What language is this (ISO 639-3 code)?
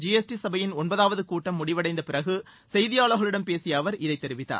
tam